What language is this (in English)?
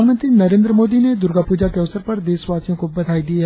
Hindi